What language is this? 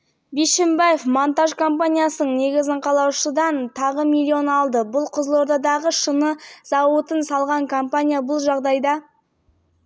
Kazakh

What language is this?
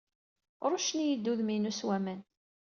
Kabyle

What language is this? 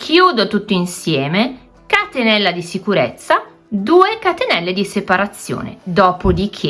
Italian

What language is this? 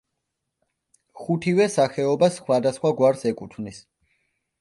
Georgian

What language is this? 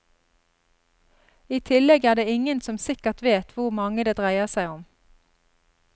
Norwegian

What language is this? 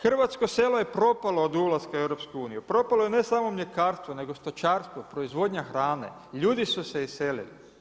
Croatian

